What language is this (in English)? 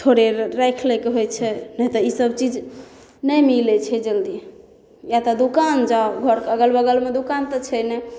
Maithili